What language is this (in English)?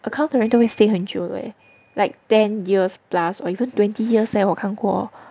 English